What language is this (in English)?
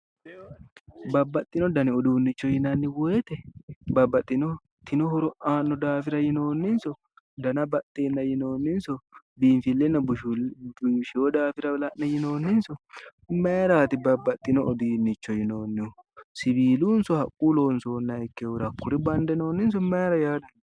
Sidamo